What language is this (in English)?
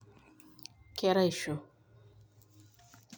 Masai